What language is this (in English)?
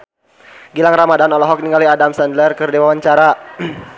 Sundanese